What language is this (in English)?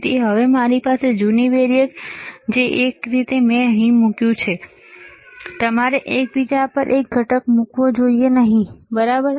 Gujarati